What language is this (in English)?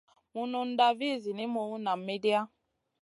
Masana